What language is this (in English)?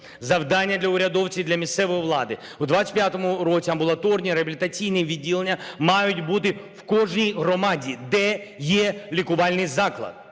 Ukrainian